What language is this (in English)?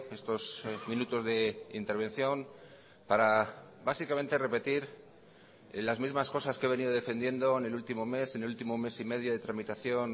Spanish